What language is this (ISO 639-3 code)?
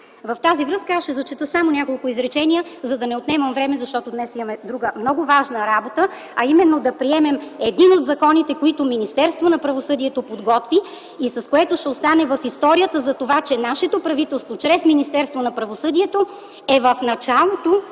bul